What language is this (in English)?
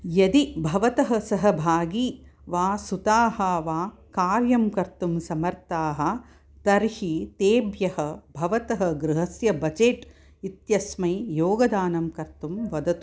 Sanskrit